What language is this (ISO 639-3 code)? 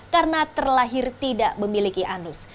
ind